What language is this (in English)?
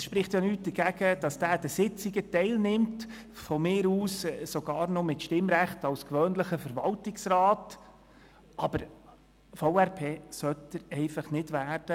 Swiss German